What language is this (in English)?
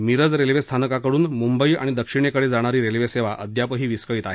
Marathi